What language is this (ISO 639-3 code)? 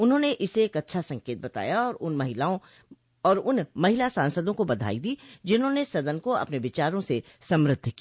hin